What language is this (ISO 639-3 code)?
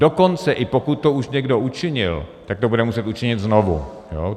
ces